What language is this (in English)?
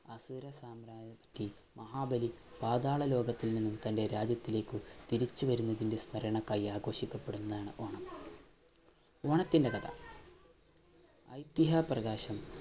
Malayalam